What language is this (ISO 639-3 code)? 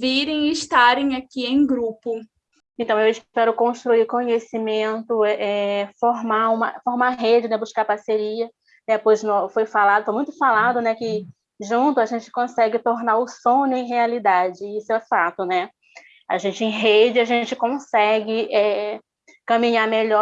por